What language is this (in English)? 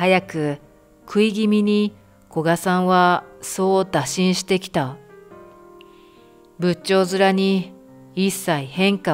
Japanese